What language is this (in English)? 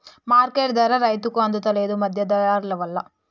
Telugu